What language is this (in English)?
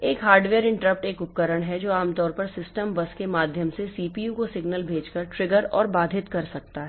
Hindi